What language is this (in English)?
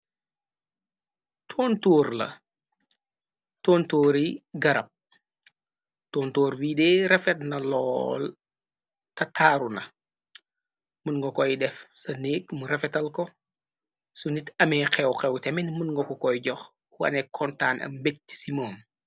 Wolof